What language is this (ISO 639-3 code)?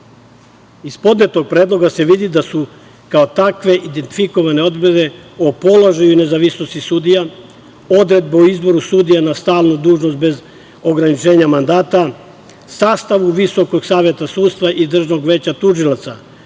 srp